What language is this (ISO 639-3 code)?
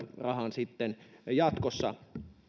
fin